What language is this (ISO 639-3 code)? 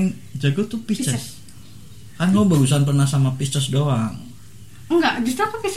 ind